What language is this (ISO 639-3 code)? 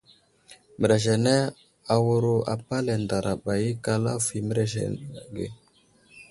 udl